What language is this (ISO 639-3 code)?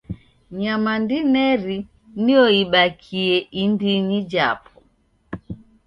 dav